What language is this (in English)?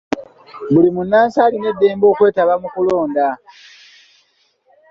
Ganda